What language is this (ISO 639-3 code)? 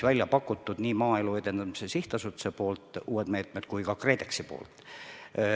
est